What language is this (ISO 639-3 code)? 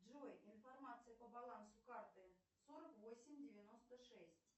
rus